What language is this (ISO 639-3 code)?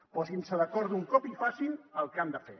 cat